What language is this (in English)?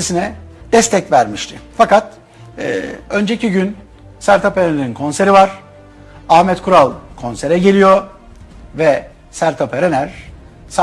Turkish